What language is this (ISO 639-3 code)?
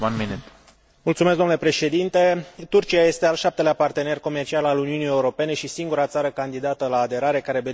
ron